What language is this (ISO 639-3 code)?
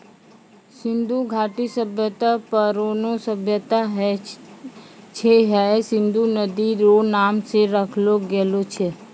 mai